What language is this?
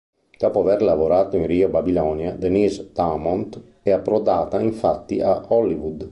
Italian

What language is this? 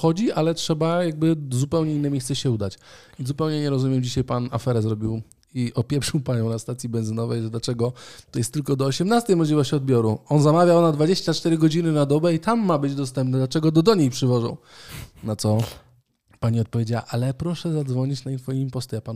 Polish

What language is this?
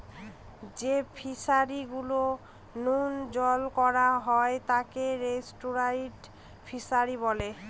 Bangla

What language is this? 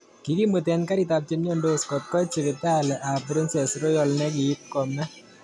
Kalenjin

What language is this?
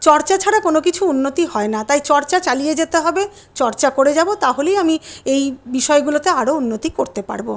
Bangla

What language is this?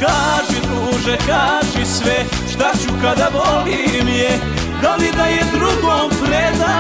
Romanian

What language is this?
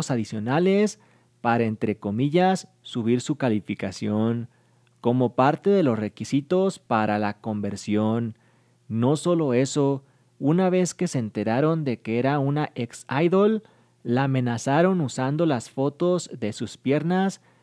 Spanish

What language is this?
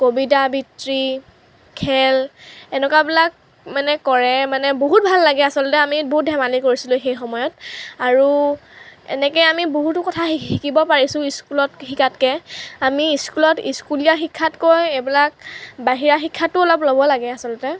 Assamese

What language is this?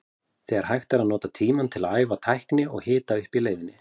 Icelandic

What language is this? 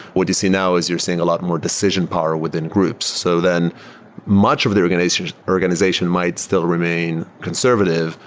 English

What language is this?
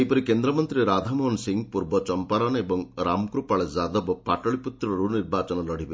Odia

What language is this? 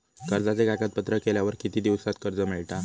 Marathi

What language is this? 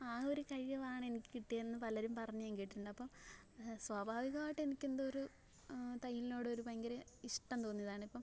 Malayalam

